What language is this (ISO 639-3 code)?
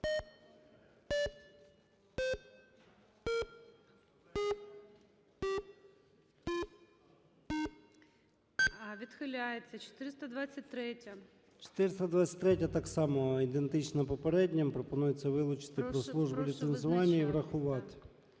ukr